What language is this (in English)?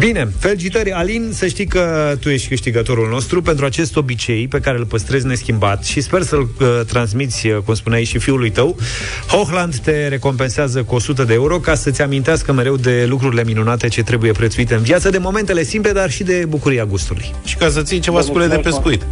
Romanian